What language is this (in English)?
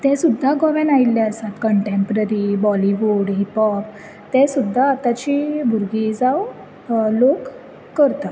Konkani